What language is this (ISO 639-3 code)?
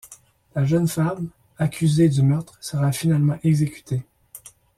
fra